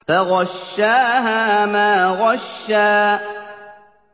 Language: Arabic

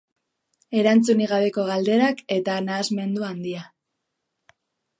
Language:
Basque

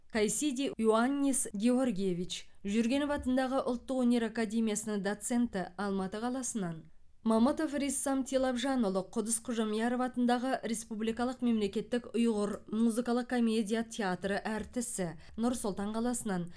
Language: Kazakh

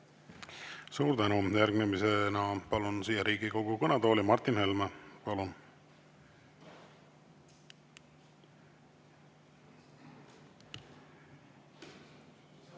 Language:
Estonian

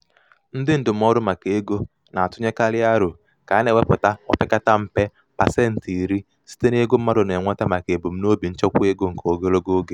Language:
Igbo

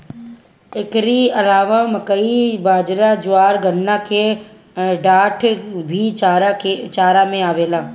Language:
Bhojpuri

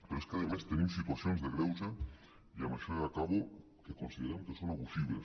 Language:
Catalan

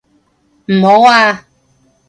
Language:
Cantonese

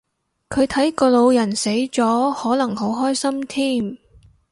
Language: Cantonese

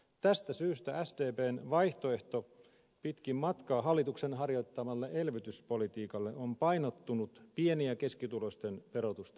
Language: Finnish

